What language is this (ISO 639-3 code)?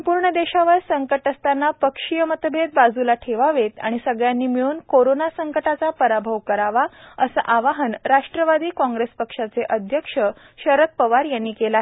mar